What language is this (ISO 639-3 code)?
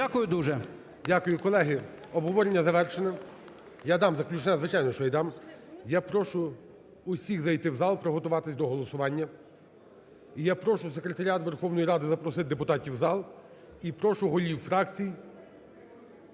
ukr